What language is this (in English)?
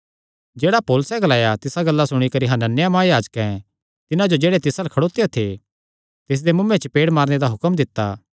Kangri